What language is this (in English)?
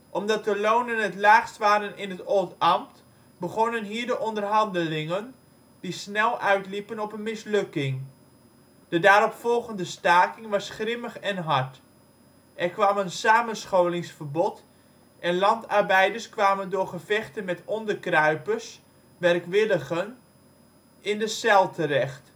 Dutch